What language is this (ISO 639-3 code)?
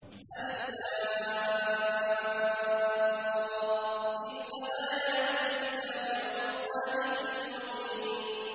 ara